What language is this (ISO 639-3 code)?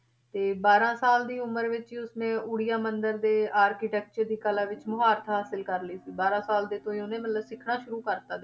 pan